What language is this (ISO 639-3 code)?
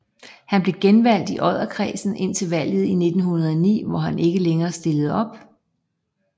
dan